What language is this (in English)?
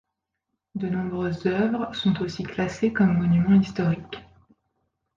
French